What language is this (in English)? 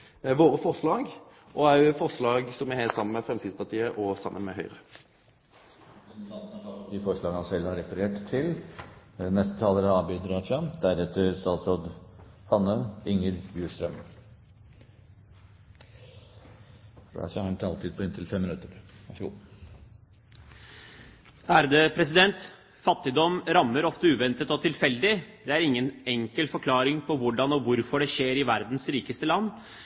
Norwegian